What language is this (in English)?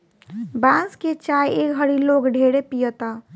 Bhojpuri